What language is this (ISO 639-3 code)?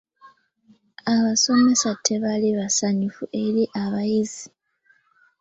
lug